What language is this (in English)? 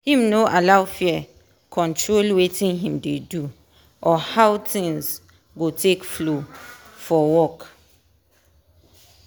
Nigerian Pidgin